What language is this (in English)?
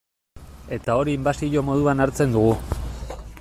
Basque